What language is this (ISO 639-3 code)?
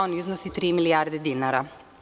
srp